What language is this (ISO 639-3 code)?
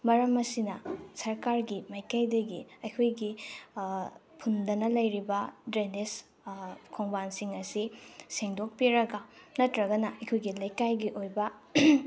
mni